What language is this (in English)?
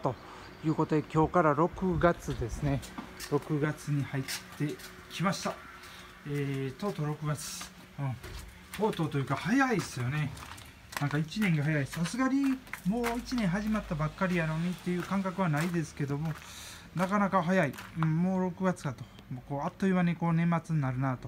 Japanese